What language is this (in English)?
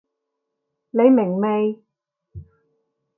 Cantonese